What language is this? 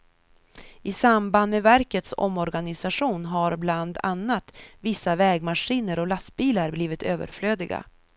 Swedish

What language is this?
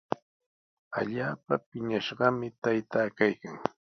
Sihuas Ancash Quechua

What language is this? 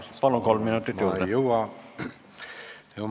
Estonian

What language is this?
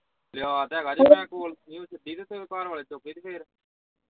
Punjabi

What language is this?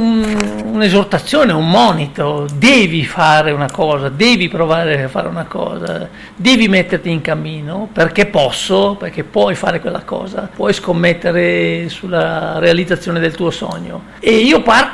Italian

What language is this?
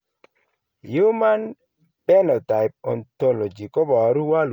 Kalenjin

